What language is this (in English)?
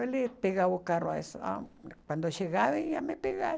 Portuguese